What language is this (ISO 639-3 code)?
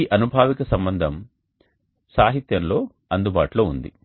tel